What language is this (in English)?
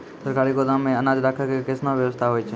Maithili